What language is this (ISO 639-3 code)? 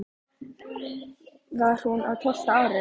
isl